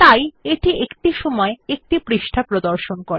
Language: Bangla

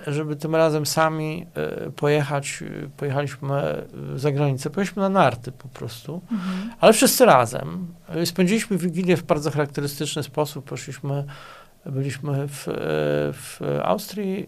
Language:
Polish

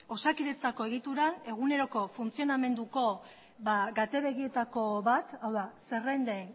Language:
Basque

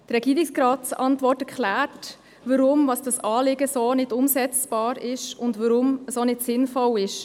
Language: Swiss German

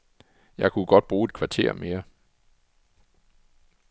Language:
Danish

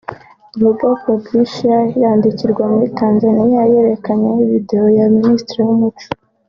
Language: Kinyarwanda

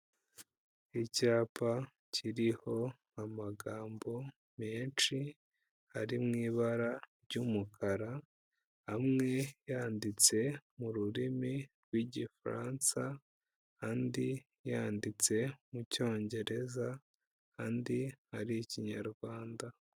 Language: Kinyarwanda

